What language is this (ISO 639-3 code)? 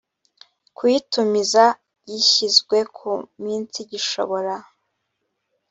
kin